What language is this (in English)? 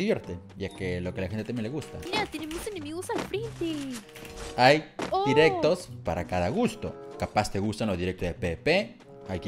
Spanish